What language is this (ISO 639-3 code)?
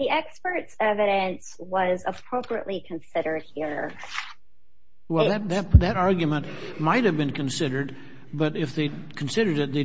eng